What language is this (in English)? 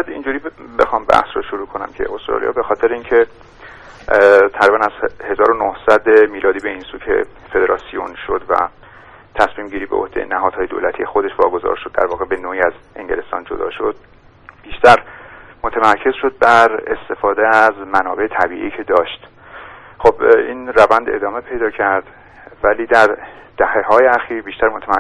Persian